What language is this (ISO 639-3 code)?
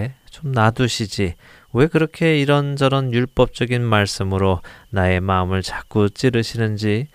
kor